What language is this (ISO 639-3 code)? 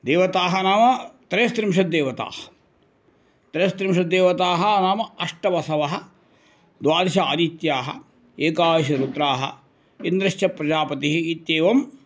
san